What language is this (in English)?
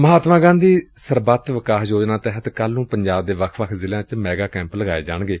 Punjabi